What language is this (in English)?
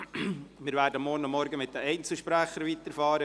Swiss German